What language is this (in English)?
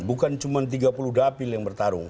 Indonesian